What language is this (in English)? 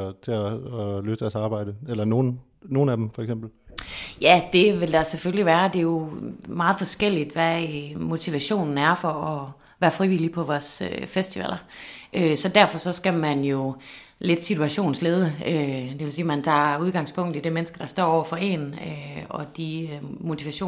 Danish